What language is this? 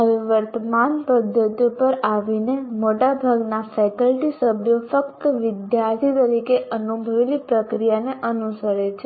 Gujarati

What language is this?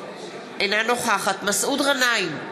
Hebrew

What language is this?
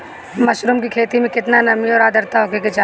Bhojpuri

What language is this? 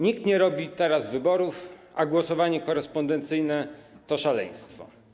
Polish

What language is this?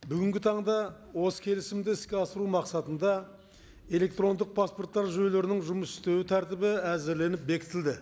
Kazakh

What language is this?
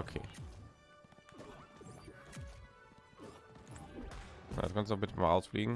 German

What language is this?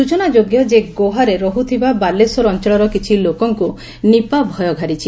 Odia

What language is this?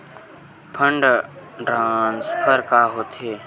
Chhattisgarhi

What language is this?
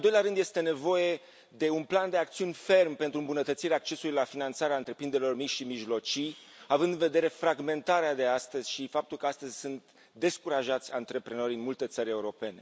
Romanian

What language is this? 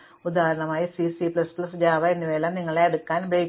Malayalam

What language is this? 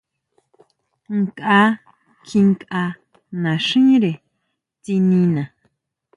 Huautla Mazatec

